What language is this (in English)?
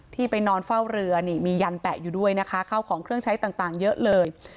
Thai